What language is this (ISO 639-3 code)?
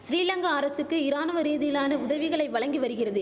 tam